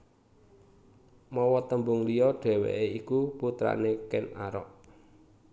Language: Javanese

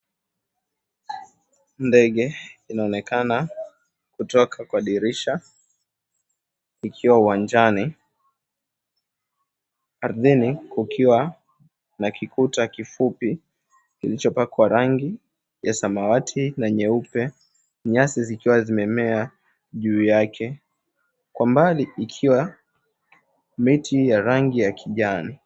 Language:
Swahili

